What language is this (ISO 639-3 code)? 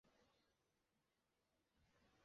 zho